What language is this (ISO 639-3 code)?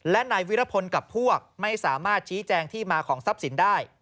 tha